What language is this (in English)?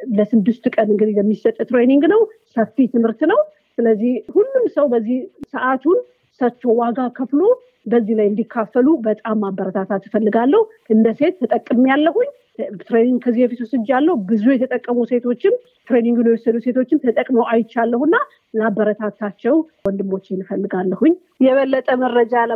Amharic